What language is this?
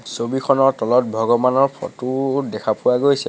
Assamese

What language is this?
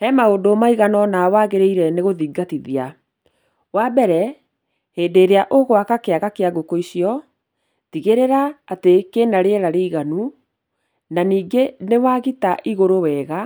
Kikuyu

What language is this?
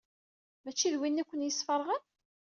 Kabyle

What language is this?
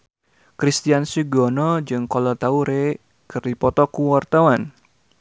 Sundanese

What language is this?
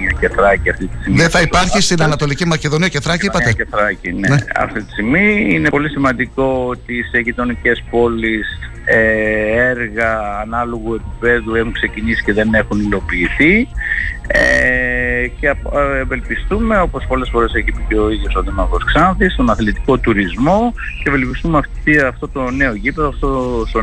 Greek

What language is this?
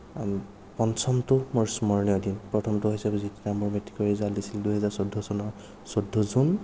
Assamese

